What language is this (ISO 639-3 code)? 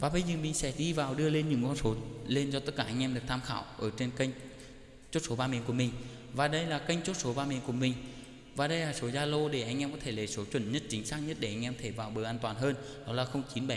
vie